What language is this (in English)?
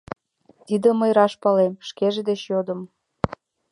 Mari